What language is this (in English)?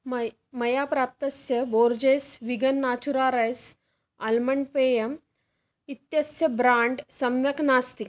Sanskrit